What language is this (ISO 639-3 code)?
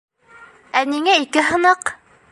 bak